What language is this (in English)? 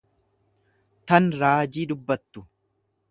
Oromo